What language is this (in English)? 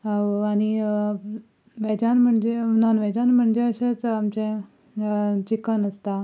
Konkani